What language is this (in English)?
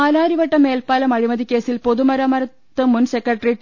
Malayalam